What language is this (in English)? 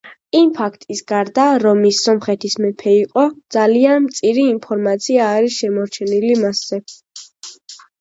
Georgian